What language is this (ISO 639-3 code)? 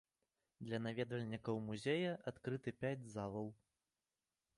bel